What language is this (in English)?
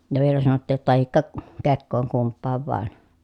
Finnish